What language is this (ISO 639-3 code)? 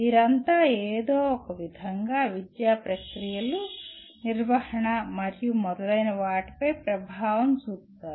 tel